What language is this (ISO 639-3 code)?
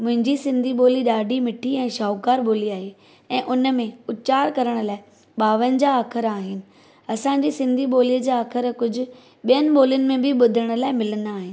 snd